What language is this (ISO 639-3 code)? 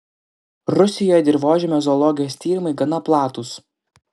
lit